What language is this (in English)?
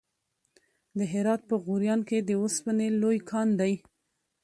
Pashto